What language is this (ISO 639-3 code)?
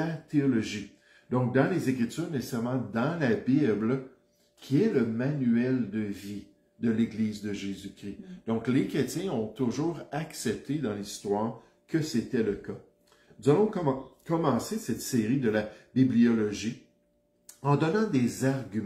fra